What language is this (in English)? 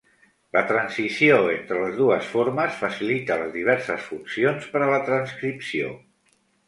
Catalan